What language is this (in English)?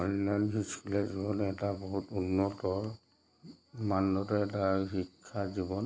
Assamese